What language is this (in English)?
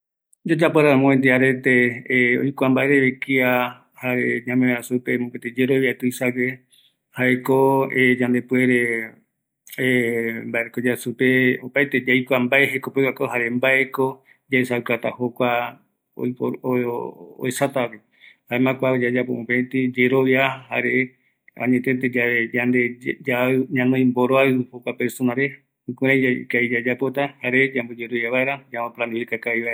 Eastern Bolivian Guaraní